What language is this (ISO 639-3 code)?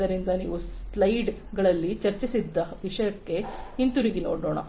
kan